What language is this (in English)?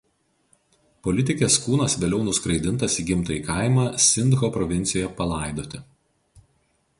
Lithuanian